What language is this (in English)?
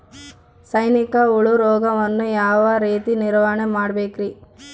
Kannada